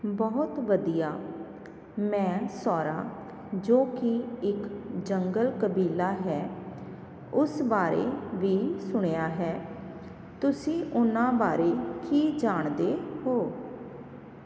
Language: Punjabi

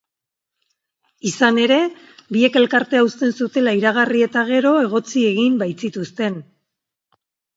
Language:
Basque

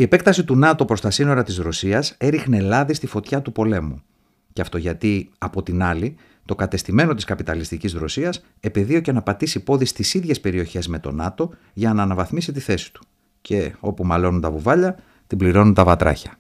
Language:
Greek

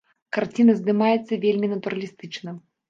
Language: Belarusian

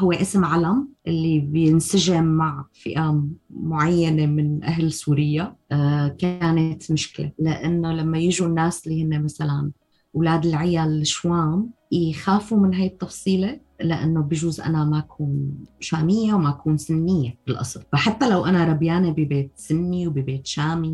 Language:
Arabic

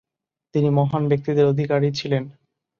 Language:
Bangla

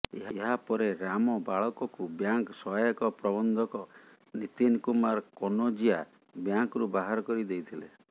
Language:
Odia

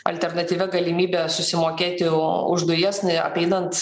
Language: Lithuanian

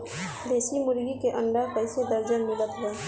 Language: Bhojpuri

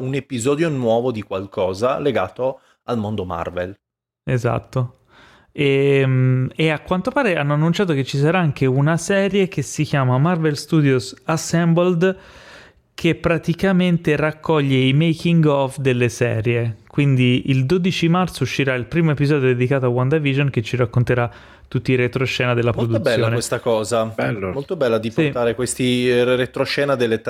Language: Italian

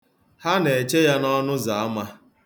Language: Igbo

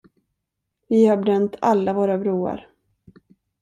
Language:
Swedish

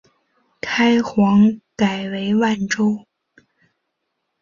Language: Chinese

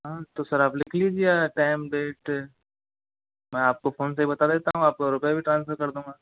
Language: Hindi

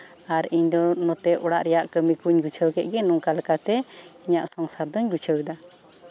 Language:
Santali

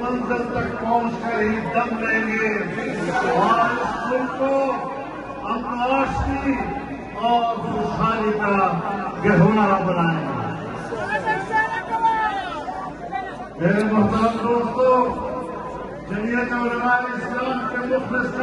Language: Arabic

